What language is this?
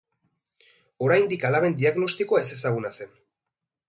Basque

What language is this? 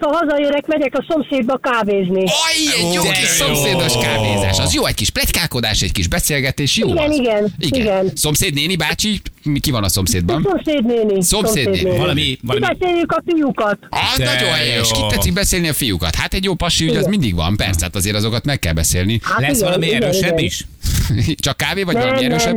Hungarian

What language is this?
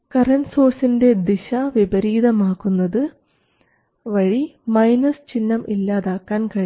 Malayalam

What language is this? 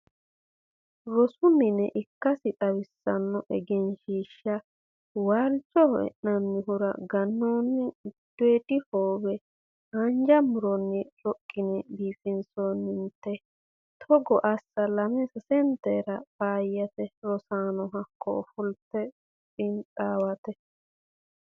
Sidamo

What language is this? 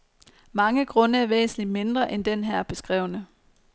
Danish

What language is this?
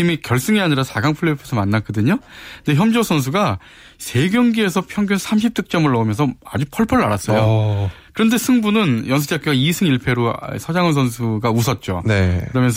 Korean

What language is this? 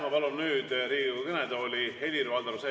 Estonian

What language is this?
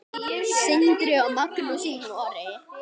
Icelandic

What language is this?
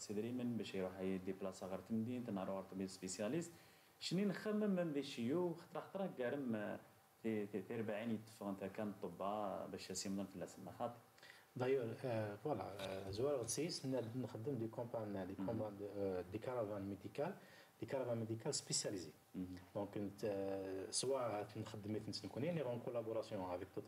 Arabic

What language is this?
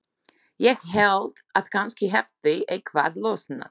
Icelandic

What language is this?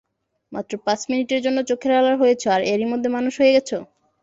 Bangla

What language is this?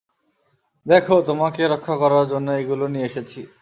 Bangla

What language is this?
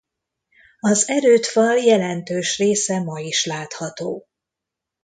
Hungarian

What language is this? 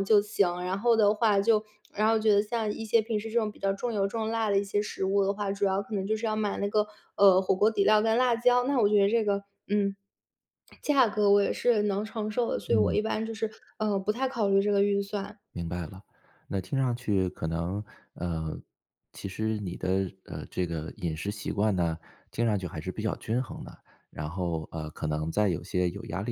Chinese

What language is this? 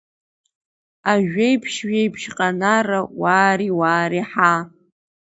Abkhazian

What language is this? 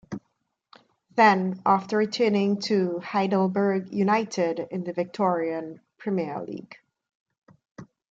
English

